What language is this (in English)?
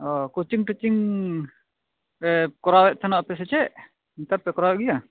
Santali